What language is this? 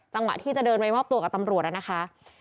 Thai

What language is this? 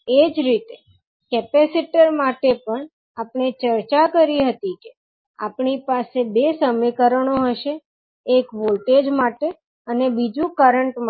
Gujarati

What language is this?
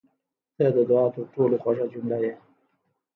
Pashto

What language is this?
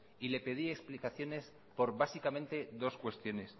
Spanish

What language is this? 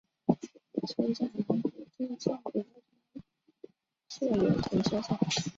Chinese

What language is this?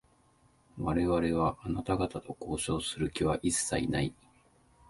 Japanese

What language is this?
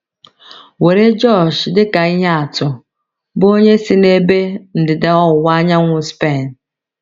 Igbo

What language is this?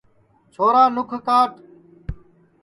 Sansi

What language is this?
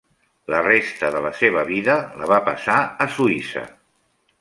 Catalan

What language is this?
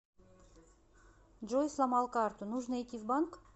Russian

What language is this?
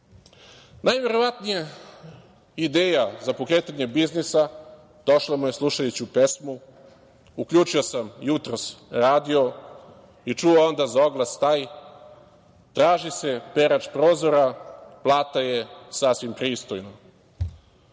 Serbian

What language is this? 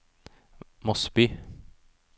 Norwegian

